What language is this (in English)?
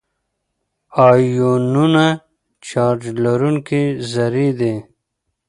Pashto